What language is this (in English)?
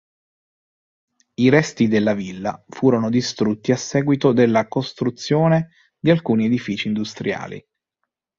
Italian